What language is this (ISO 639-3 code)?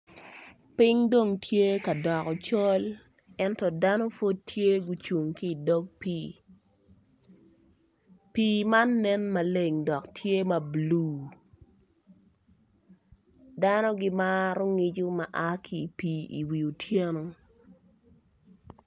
ach